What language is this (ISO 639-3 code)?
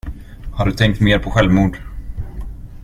swe